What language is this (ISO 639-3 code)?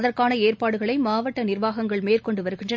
tam